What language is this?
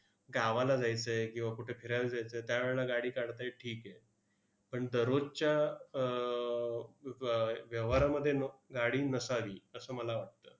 Marathi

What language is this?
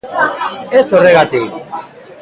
Basque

